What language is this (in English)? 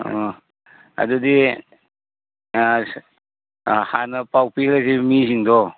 Manipuri